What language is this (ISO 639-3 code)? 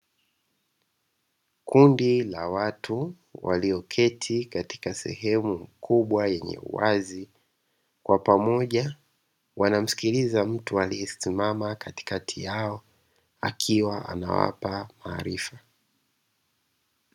swa